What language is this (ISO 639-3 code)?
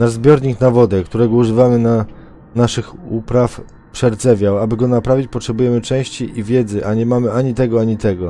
pol